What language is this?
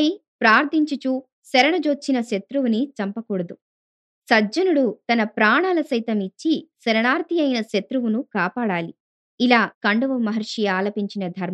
Telugu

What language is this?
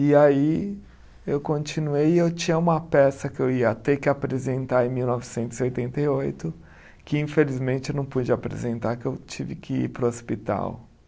Portuguese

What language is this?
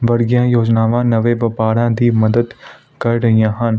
Punjabi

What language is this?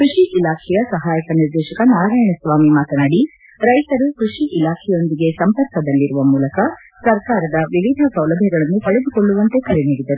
Kannada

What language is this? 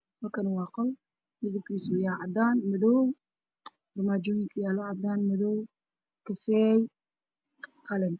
Somali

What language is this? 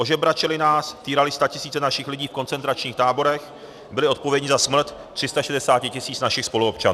Czech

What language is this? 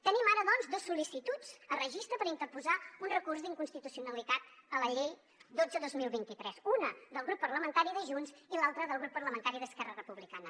Catalan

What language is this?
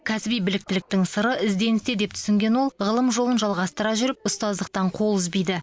Kazakh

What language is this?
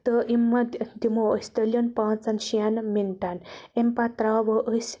Kashmiri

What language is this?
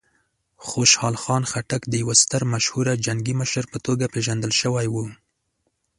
Pashto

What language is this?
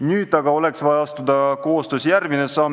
Estonian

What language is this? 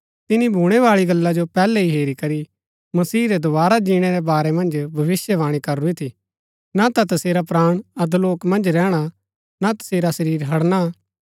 Gaddi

